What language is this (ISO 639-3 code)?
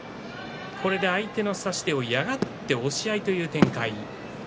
jpn